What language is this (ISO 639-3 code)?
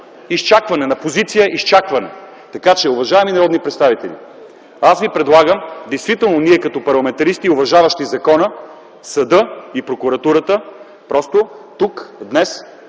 bul